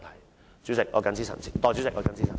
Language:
Cantonese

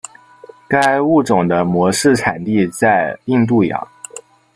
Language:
Chinese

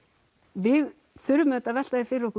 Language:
Icelandic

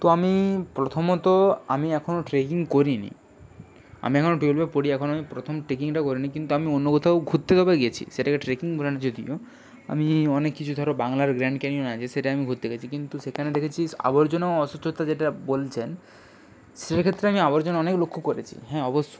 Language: Bangla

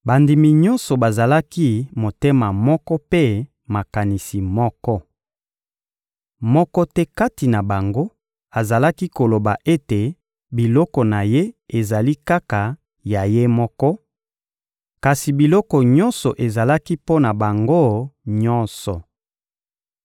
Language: Lingala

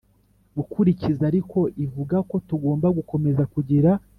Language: Kinyarwanda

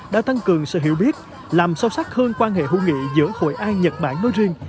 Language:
Vietnamese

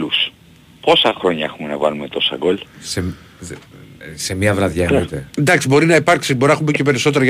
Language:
Greek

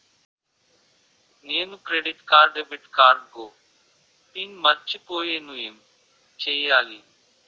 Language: Telugu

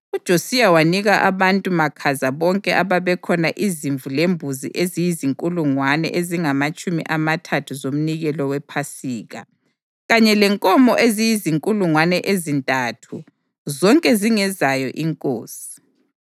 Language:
North Ndebele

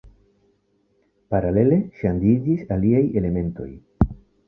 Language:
Esperanto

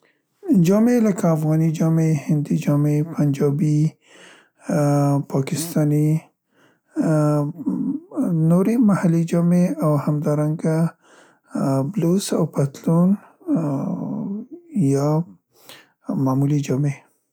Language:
Central Pashto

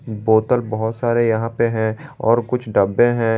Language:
Hindi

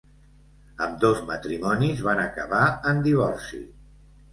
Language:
Catalan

